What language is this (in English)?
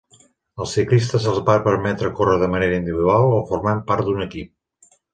Catalan